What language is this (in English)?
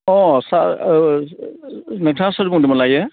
Bodo